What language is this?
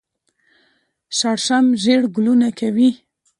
Pashto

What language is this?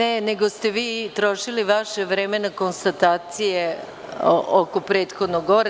Serbian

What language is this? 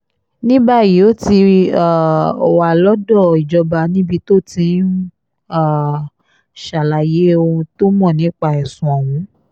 Yoruba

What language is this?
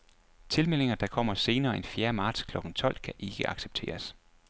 Danish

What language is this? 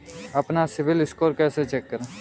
Hindi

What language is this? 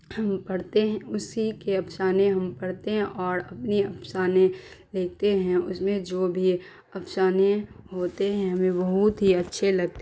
Urdu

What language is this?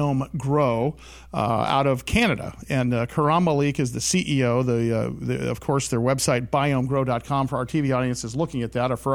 English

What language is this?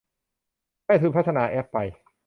Thai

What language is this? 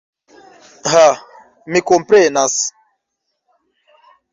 Esperanto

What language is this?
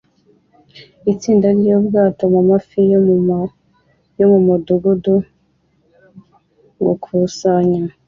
Kinyarwanda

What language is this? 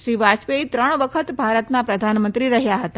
Gujarati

